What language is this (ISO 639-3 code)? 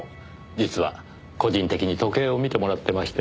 jpn